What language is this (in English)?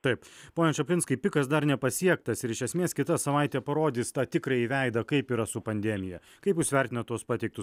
Lithuanian